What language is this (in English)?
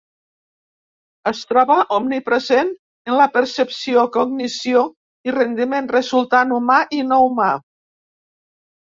Catalan